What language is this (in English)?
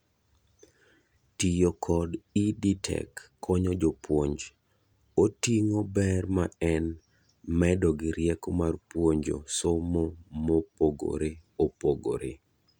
Luo (Kenya and Tanzania)